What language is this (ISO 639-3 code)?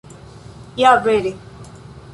epo